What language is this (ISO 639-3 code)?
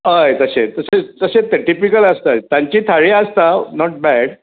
kok